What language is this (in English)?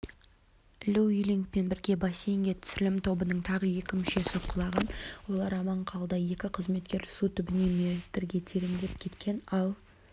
Kazakh